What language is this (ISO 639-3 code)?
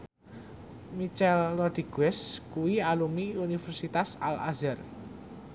jav